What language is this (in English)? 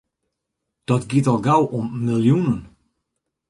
Western Frisian